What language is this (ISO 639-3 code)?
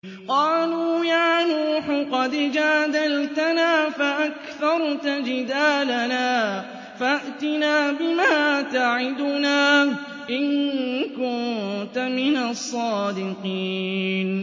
ara